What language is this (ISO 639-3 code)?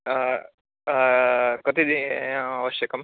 san